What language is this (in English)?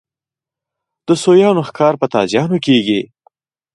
Pashto